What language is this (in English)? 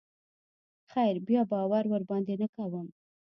Pashto